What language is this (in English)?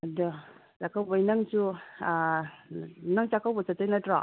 Manipuri